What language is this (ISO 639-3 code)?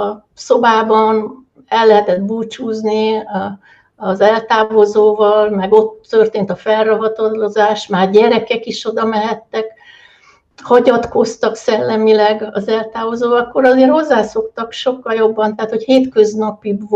hun